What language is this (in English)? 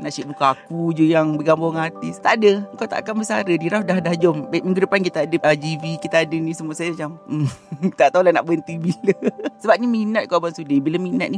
Malay